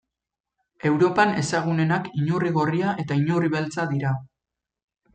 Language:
Basque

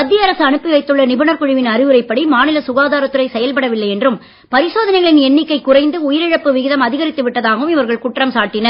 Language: Tamil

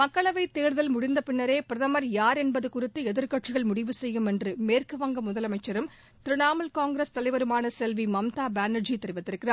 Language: Tamil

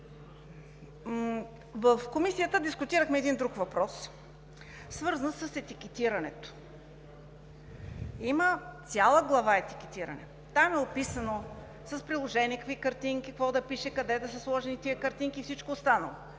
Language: Bulgarian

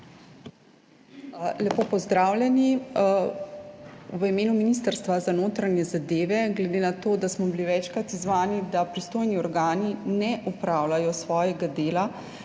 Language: Slovenian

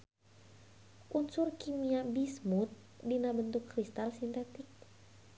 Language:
Sundanese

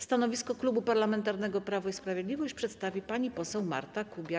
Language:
Polish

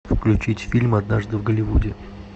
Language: Russian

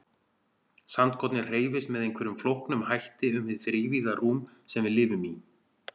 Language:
Icelandic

